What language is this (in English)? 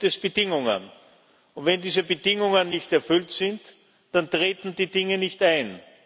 German